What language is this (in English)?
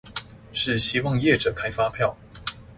Chinese